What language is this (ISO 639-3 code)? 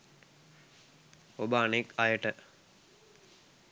sin